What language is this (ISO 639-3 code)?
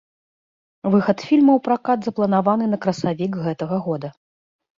bel